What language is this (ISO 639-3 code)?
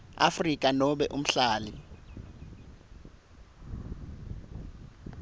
ssw